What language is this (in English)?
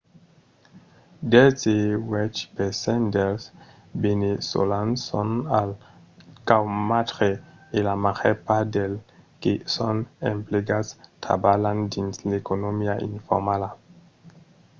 Occitan